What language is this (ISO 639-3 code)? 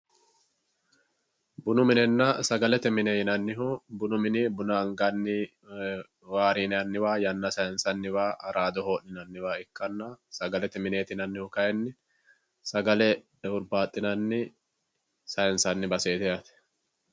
sid